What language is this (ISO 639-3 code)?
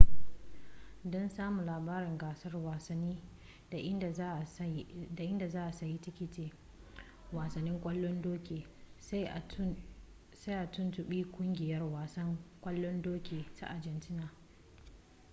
hau